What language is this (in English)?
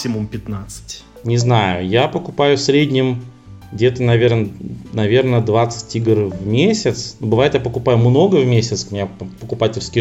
Russian